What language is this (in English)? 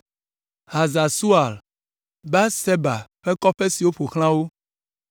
Ewe